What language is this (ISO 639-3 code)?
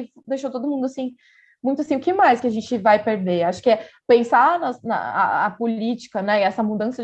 por